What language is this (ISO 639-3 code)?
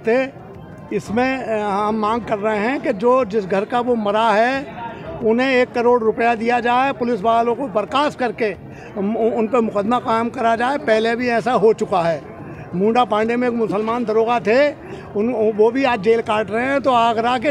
hin